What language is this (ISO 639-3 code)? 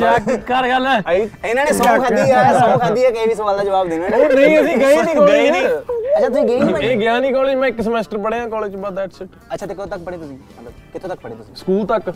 pan